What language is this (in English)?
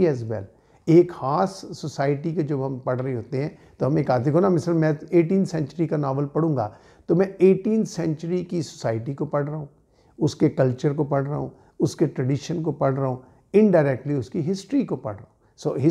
Hindi